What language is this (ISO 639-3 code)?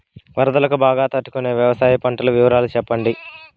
tel